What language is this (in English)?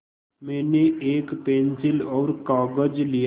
Hindi